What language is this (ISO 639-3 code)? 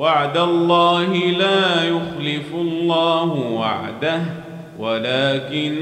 ara